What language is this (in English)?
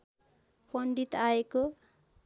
Nepali